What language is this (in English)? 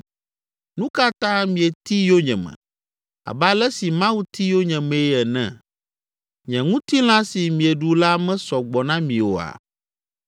Ewe